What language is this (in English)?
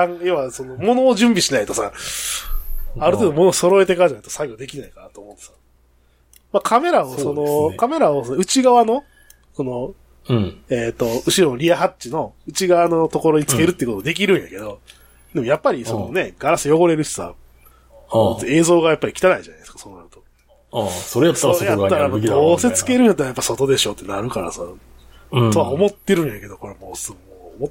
Japanese